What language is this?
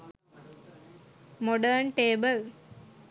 Sinhala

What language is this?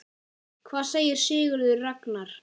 Icelandic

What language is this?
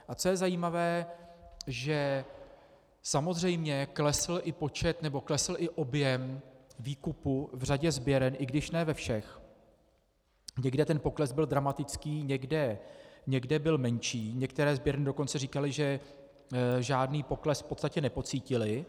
Czech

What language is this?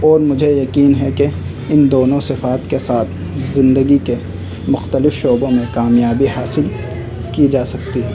Urdu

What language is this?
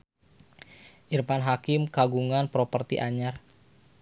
Sundanese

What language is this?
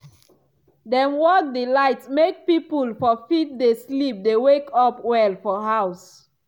Nigerian Pidgin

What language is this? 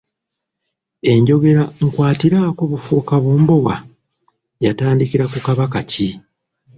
Ganda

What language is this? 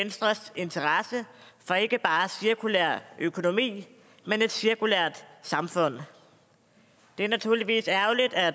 Danish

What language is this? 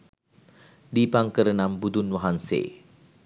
Sinhala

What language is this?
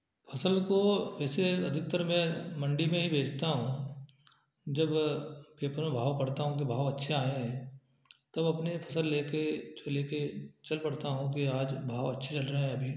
Hindi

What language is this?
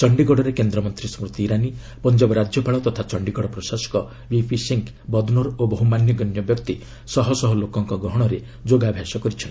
Odia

